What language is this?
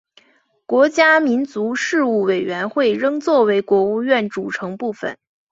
Chinese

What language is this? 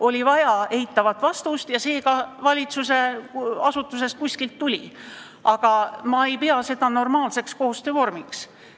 Estonian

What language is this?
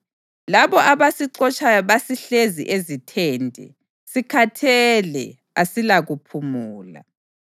North Ndebele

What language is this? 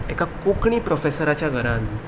Konkani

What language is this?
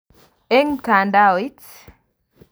Kalenjin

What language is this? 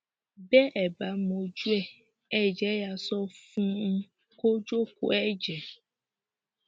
Yoruba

